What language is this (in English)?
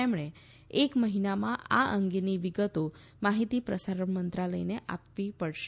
Gujarati